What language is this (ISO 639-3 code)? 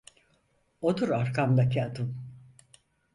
tur